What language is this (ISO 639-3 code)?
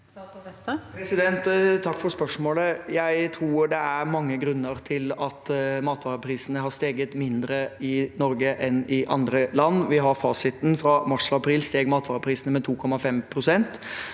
nor